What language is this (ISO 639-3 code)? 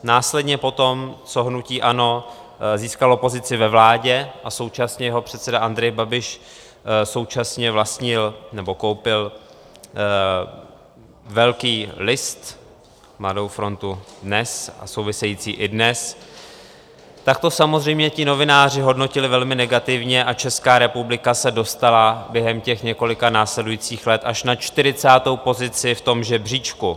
ces